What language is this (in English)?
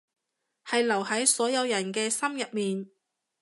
Cantonese